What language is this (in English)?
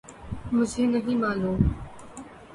Urdu